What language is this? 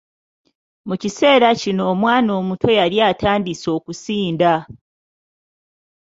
Ganda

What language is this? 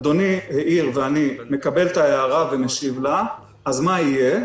Hebrew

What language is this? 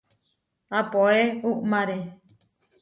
Huarijio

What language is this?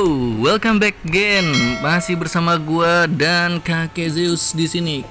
Indonesian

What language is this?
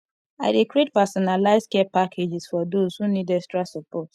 Nigerian Pidgin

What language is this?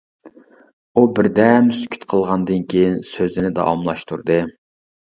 Uyghur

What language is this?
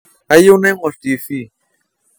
Masai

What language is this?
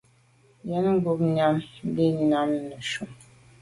Medumba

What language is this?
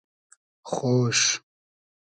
Hazaragi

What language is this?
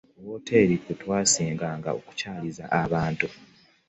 Ganda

